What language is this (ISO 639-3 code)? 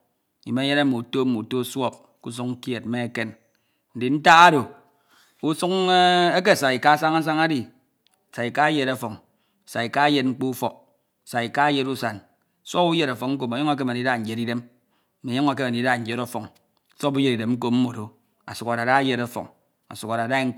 itw